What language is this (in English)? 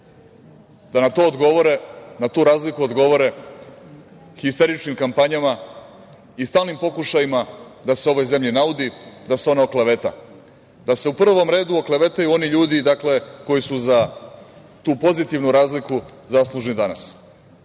Serbian